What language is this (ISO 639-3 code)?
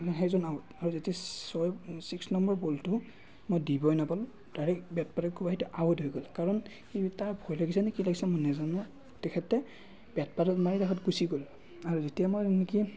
asm